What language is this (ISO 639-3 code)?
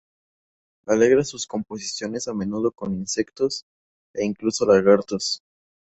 spa